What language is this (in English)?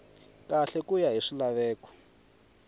Tsonga